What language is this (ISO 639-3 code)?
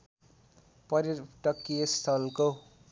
nep